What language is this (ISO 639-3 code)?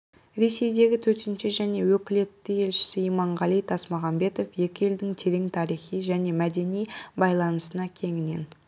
kaz